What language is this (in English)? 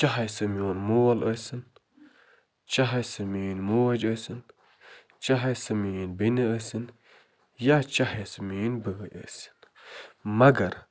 Kashmiri